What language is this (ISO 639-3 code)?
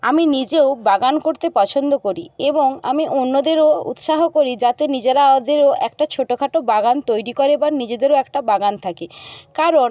ben